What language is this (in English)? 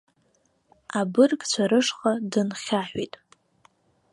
Abkhazian